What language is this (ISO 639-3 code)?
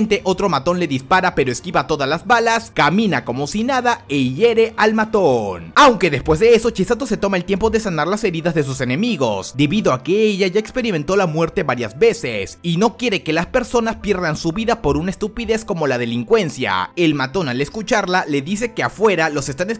spa